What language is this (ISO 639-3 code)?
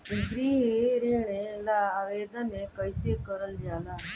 bho